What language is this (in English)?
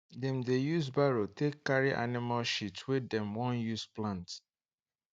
Nigerian Pidgin